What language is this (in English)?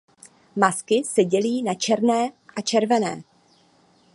Czech